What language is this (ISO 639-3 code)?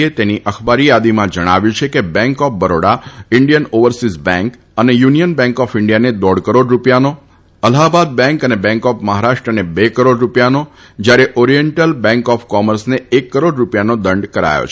guj